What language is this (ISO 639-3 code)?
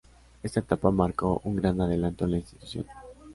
spa